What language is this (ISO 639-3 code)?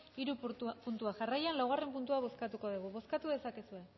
eus